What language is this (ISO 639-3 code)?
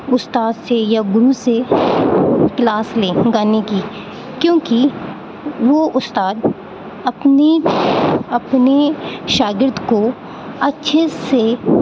urd